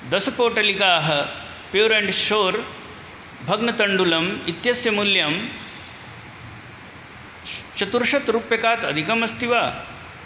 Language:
Sanskrit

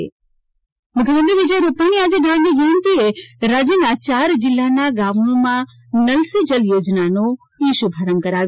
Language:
Gujarati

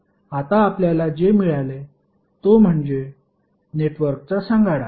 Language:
Marathi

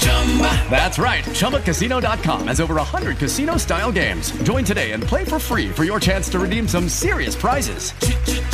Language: Italian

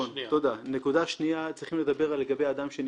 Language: Hebrew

